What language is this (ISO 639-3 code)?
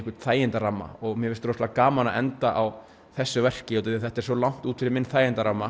isl